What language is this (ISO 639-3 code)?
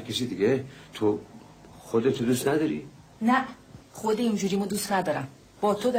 fas